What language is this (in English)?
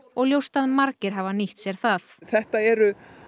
Icelandic